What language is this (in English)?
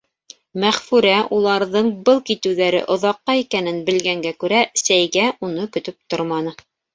Bashkir